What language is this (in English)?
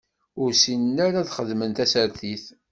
Kabyle